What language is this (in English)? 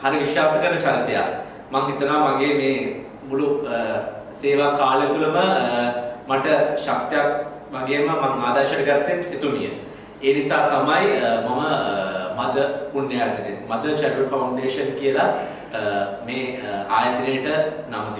Hindi